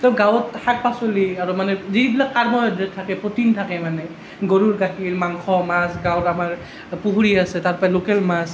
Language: Assamese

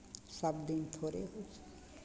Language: Maithili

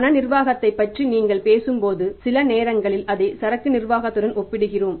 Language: Tamil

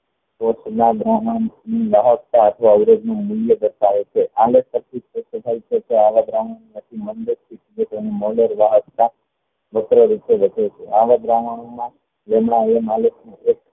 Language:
Gujarati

